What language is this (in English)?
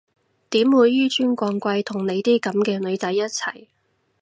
Cantonese